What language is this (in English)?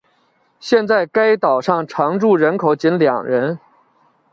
Chinese